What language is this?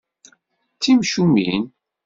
Kabyle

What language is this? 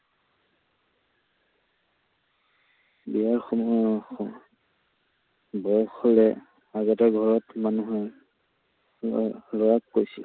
Assamese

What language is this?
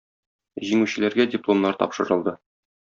Tatar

